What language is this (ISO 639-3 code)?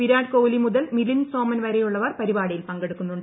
mal